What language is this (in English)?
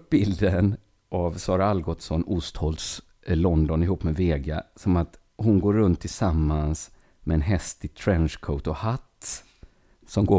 Swedish